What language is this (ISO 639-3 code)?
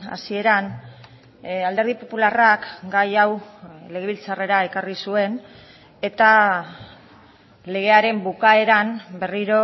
eus